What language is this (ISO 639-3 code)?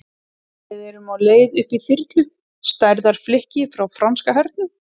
isl